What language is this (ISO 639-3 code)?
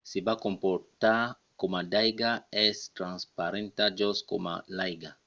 oci